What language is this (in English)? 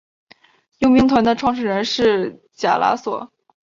Chinese